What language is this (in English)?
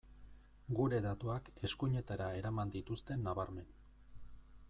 Basque